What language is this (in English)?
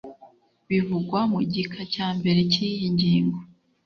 Kinyarwanda